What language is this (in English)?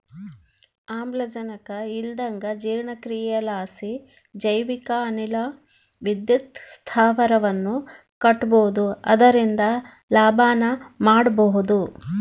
Kannada